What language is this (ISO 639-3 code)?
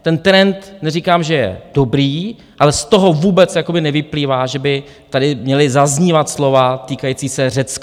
ces